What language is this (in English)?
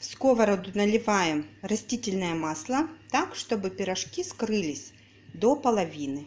Russian